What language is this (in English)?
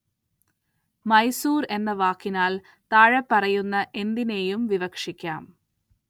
Malayalam